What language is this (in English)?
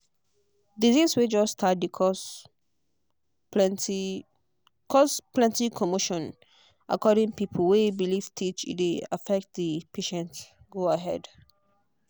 Nigerian Pidgin